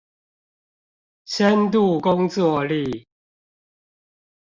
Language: Chinese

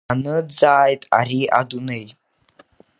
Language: Abkhazian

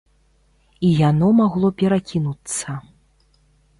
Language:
Belarusian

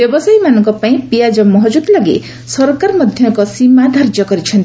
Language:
Odia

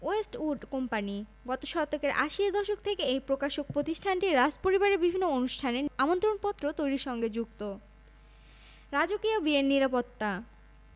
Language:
Bangla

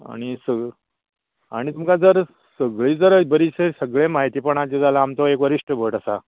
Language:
Konkani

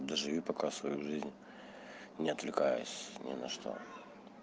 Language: Russian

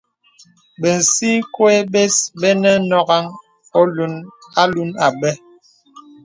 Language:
Bebele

